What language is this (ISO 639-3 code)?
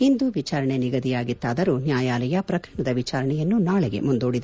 kan